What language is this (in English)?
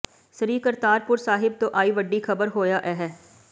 Punjabi